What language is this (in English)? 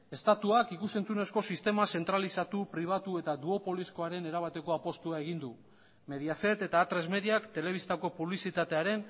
Basque